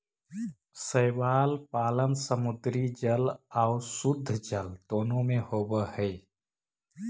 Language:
Magahi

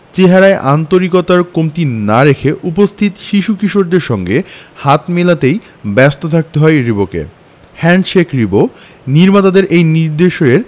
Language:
Bangla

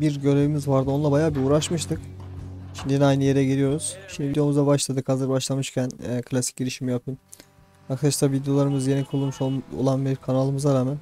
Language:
Turkish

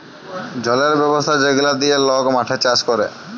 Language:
Bangla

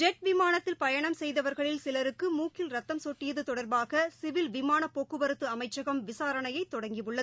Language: Tamil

